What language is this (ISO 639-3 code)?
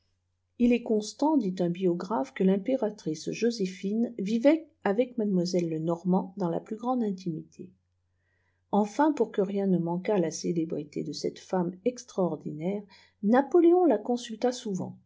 fra